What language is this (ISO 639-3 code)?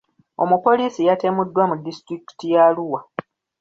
lug